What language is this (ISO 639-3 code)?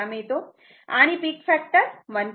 mar